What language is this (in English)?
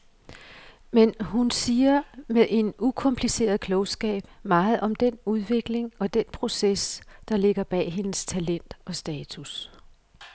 Danish